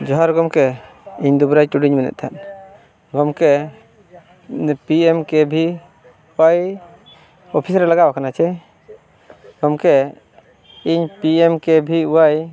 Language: Santali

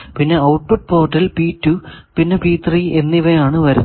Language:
Malayalam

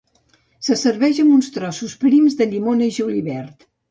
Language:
Catalan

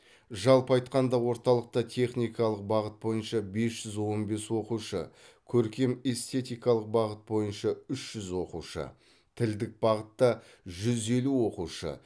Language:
Kazakh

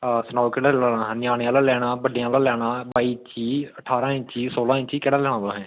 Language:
Dogri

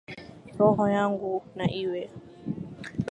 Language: Swahili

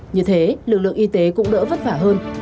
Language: Vietnamese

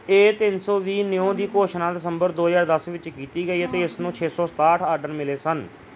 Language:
Punjabi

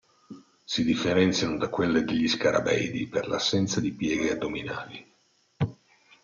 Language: Italian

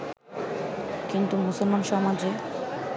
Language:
Bangla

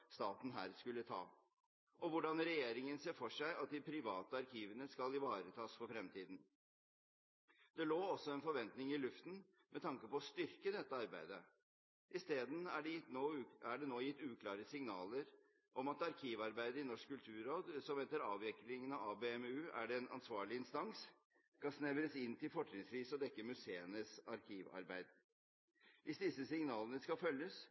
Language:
Norwegian Bokmål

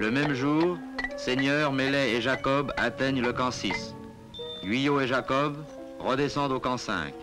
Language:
French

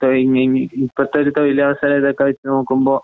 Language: Malayalam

